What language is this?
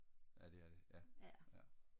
Danish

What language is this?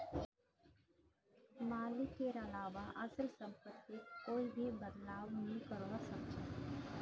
Magahi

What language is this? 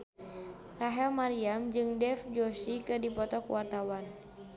Sundanese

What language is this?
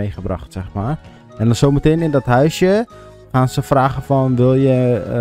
Dutch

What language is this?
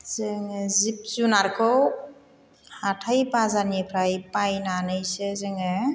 Bodo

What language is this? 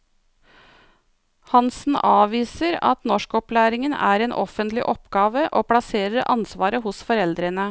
Norwegian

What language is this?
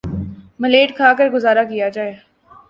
Urdu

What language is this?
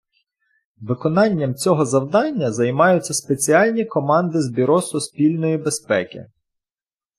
Ukrainian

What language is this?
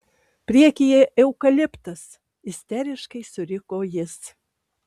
Lithuanian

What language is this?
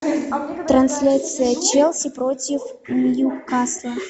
Russian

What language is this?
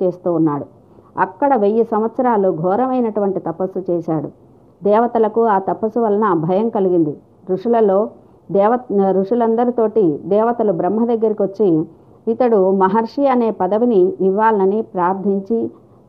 Telugu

